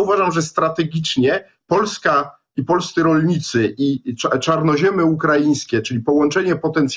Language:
Polish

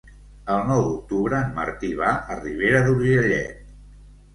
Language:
Catalan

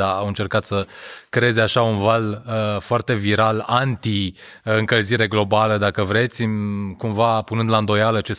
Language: Romanian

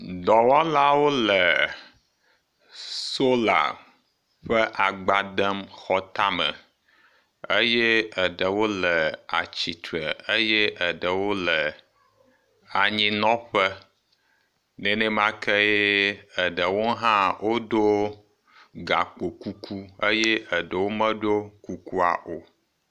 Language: Ewe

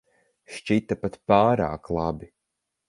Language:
Latvian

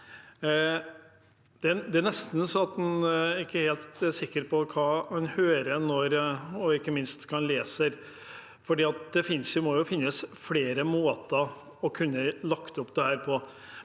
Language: Norwegian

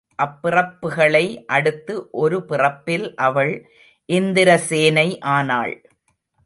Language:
Tamil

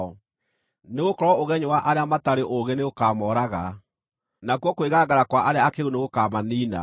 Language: Kikuyu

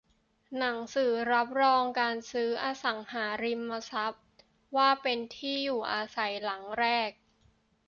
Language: Thai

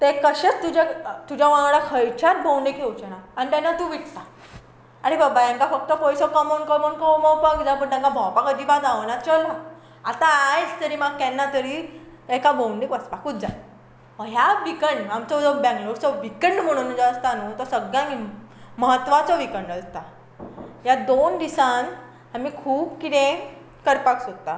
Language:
Konkani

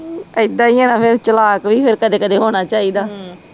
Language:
Punjabi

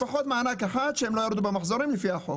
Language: Hebrew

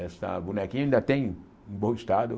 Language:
Portuguese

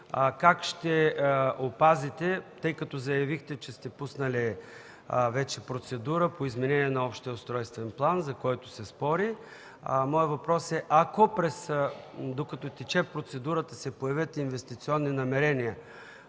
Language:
Bulgarian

